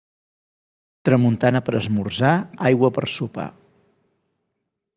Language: Catalan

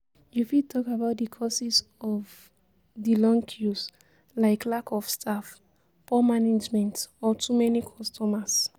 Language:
Nigerian Pidgin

